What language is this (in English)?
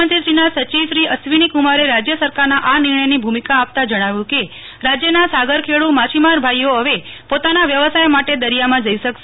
Gujarati